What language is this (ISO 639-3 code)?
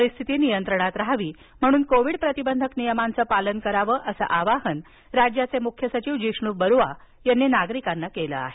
mar